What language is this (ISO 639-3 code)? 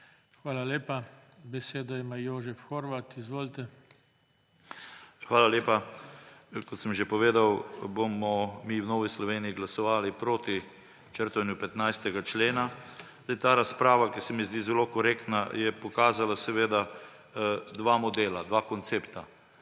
slv